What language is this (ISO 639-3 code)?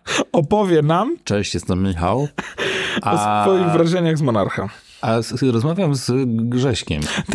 pol